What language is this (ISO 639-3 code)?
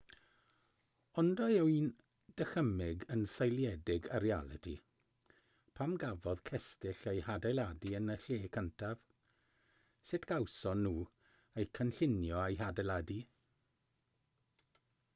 cym